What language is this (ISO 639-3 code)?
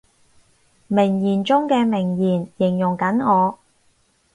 yue